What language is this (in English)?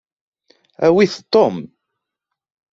Kabyle